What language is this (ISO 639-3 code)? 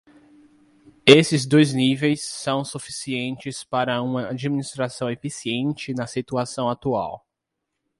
por